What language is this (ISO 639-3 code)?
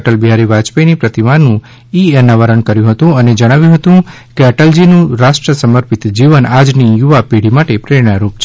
guj